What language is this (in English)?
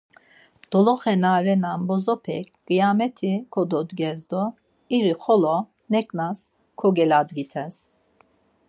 Laz